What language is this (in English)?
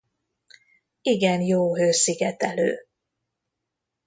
Hungarian